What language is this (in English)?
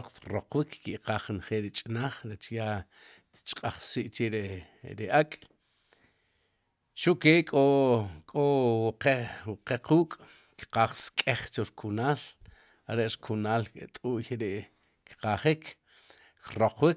Sipacapense